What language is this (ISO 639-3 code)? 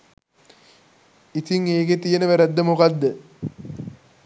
sin